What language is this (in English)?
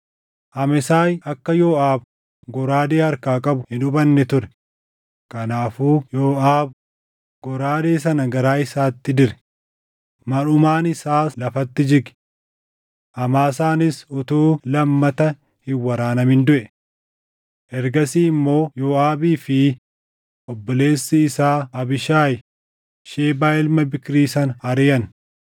Oromo